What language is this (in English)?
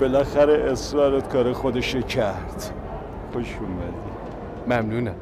Persian